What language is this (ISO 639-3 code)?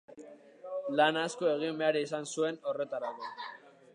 eus